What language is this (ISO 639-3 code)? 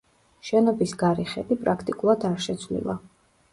kat